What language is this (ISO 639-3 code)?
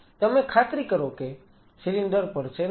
guj